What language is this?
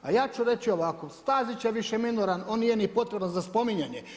Croatian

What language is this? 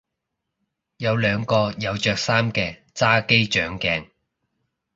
Cantonese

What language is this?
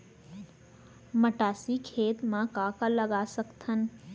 Chhattisgarhi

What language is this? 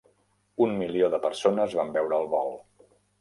Catalan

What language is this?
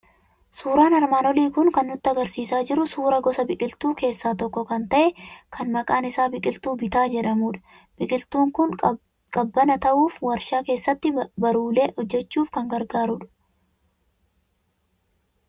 Oromo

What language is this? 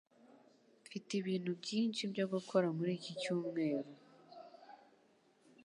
Kinyarwanda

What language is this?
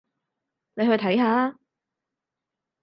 Cantonese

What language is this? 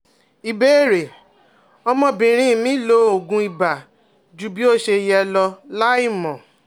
Yoruba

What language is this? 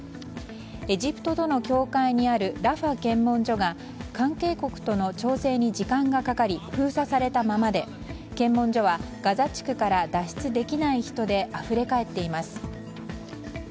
Japanese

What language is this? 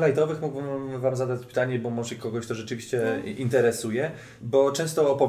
Polish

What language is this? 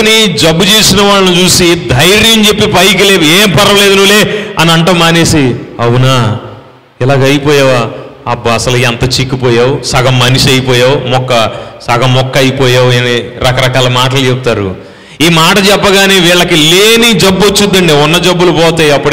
Telugu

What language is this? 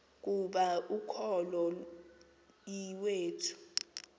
Xhosa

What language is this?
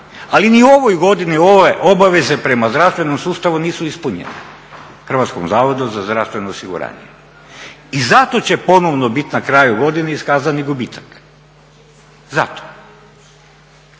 Croatian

